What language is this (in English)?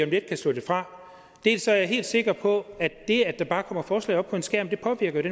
Danish